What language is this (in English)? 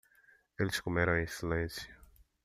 Portuguese